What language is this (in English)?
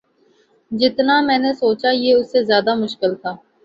Urdu